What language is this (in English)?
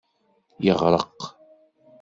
Kabyle